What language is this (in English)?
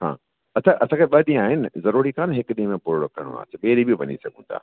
Sindhi